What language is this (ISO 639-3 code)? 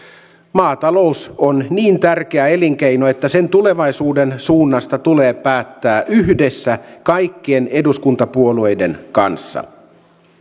fin